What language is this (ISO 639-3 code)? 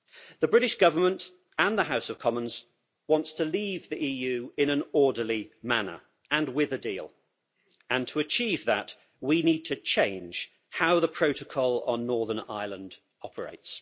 eng